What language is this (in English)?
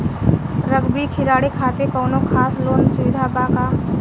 Bhojpuri